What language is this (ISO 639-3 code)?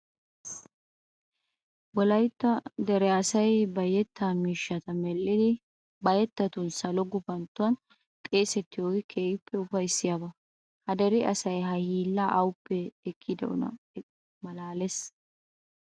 wal